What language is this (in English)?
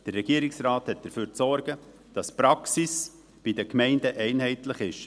Swiss German